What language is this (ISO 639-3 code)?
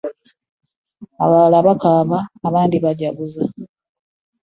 lug